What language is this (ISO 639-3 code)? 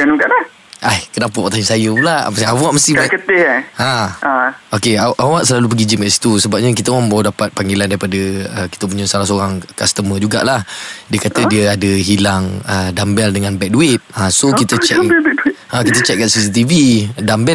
msa